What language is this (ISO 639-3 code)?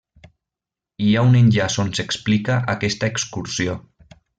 cat